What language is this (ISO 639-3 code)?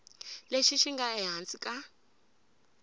tso